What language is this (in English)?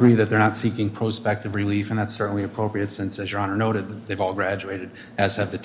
English